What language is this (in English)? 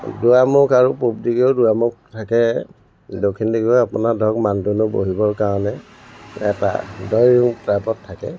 Assamese